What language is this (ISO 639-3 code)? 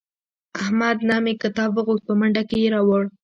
pus